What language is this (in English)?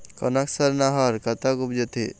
Chhattisgarhi